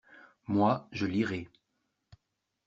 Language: French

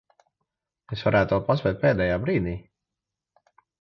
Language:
Latvian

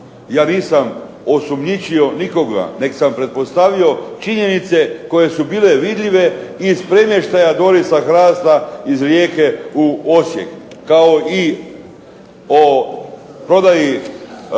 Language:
Croatian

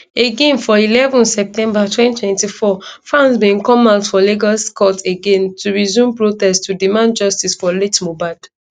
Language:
Nigerian Pidgin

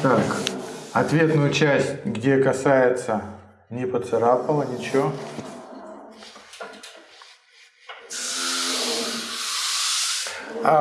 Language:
Russian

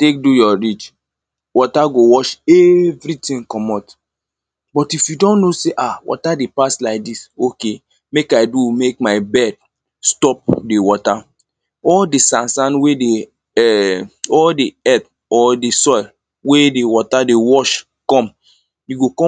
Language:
Nigerian Pidgin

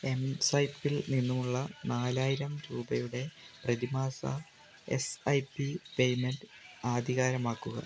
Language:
Malayalam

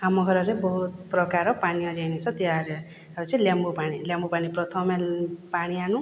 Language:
Odia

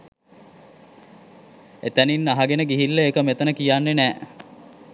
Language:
Sinhala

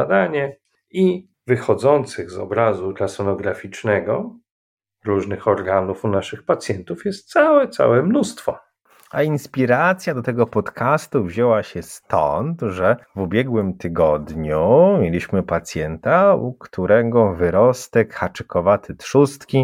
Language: Polish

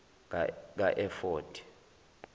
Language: Zulu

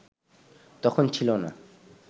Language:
Bangla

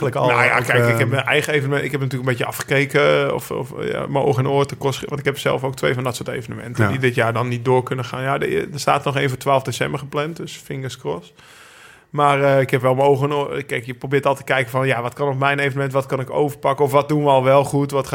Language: Dutch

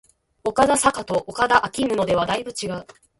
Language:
Japanese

